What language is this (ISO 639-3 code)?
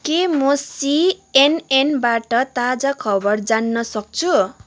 nep